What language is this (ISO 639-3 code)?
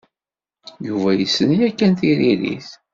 kab